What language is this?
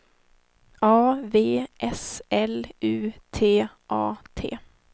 Swedish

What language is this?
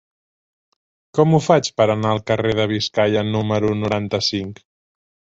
Catalan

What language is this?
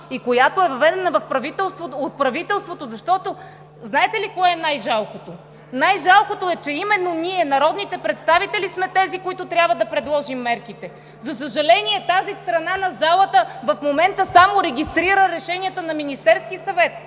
Bulgarian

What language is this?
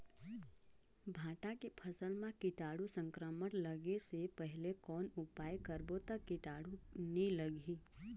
Chhattisgarhi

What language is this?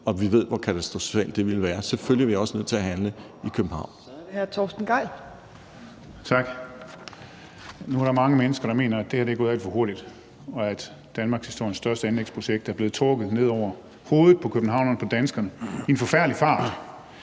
Danish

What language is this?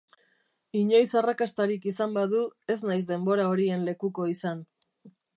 Basque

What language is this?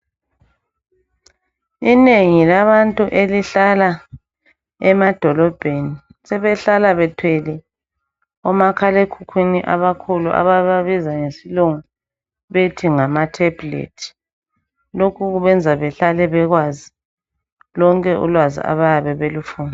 North Ndebele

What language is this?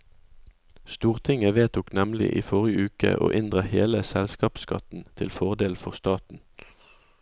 Norwegian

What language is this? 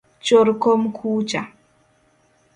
Luo (Kenya and Tanzania)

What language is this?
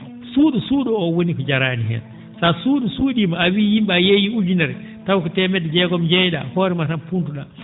Fula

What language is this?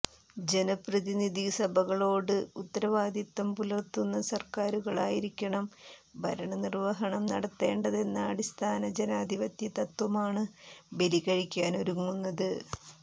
Malayalam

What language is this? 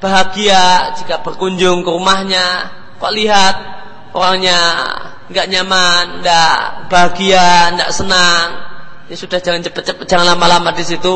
Indonesian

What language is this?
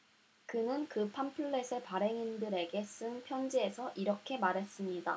Korean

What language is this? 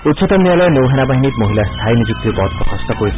Assamese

